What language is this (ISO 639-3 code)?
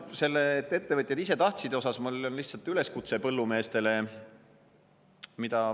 est